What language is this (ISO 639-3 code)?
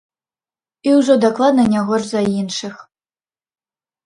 bel